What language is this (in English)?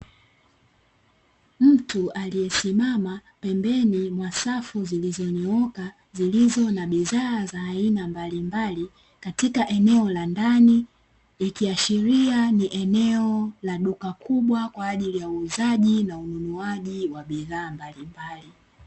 Swahili